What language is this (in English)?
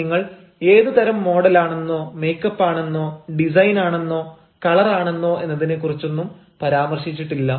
Malayalam